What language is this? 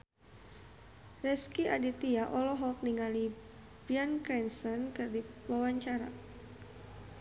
Sundanese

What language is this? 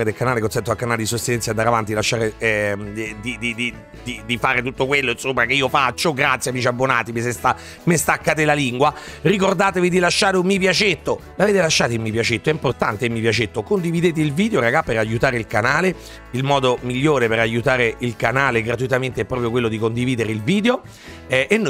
Italian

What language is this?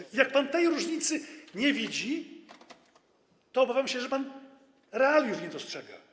Polish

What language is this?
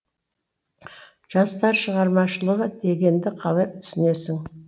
Kazakh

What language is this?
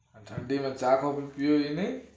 Gujarati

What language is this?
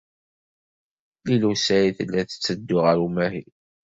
Kabyle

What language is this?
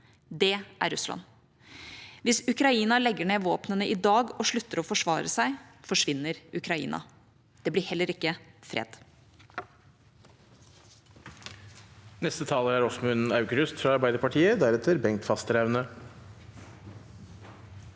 Norwegian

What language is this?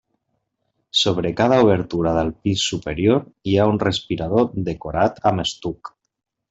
Catalan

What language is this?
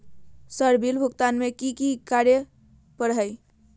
Magahi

